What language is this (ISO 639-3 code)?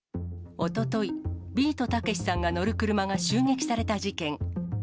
jpn